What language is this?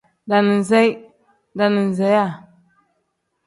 Tem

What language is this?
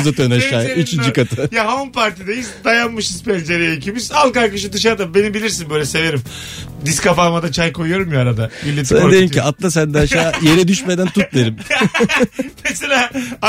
Turkish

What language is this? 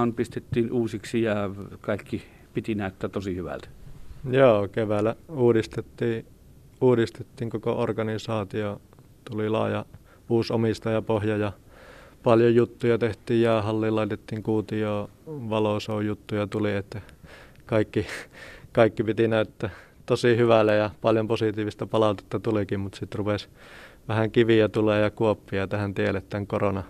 Finnish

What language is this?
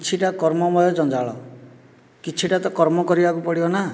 Odia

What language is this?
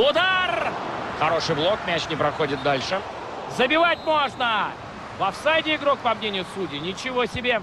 Russian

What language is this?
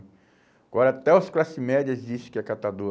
Portuguese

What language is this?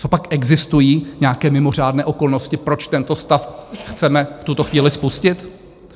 Czech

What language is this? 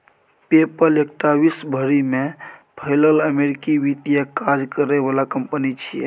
Maithili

